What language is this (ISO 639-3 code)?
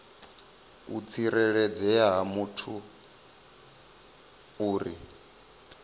ven